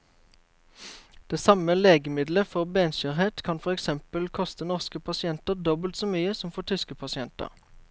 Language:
Norwegian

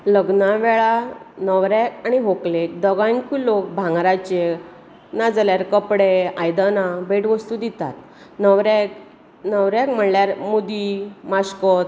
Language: Konkani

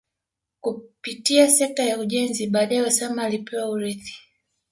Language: Swahili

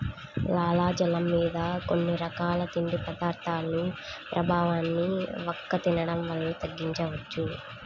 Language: Telugu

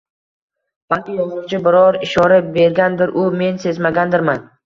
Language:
Uzbek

